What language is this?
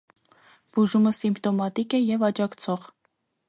Armenian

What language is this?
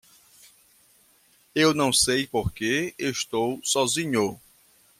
Portuguese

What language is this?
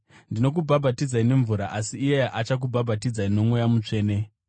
Shona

